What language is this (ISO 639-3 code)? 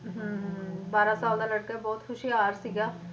pan